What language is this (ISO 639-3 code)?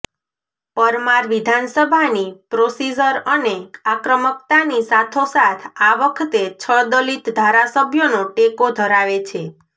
guj